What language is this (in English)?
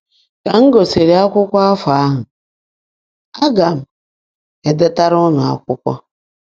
Igbo